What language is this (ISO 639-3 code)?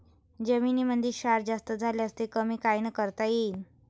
mar